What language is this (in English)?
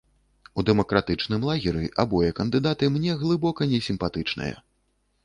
Belarusian